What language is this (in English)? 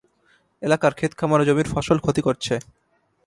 Bangla